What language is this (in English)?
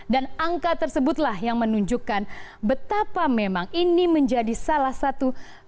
Indonesian